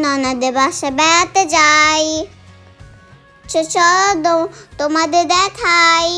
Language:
Romanian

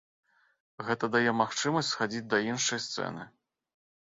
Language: Belarusian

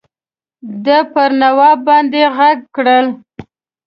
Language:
Pashto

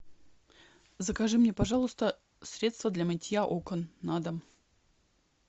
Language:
Russian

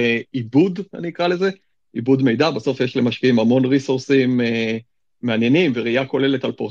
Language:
Hebrew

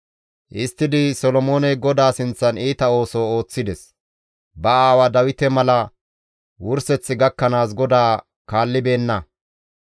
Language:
Gamo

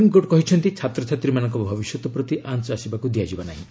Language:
Odia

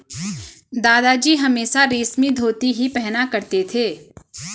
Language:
Hindi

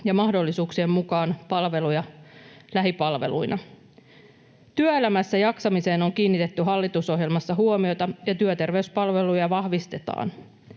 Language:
Finnish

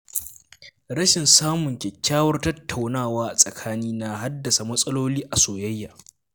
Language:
Hausa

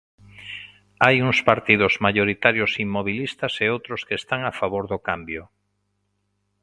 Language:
Galician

